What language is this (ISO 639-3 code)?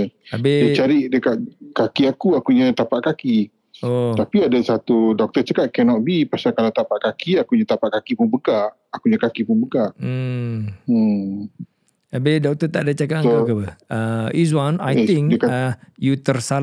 msa